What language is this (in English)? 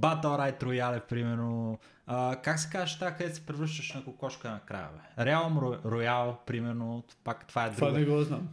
Bulgarian